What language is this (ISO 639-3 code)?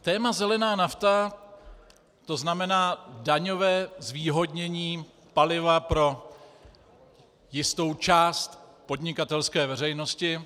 ces